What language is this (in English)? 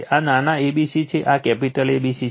Gujarati